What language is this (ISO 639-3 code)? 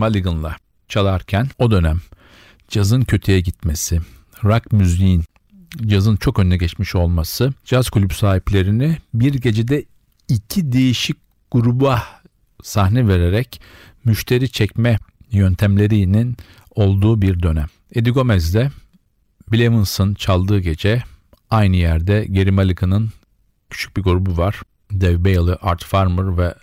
tur